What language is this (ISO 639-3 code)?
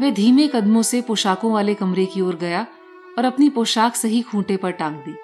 hin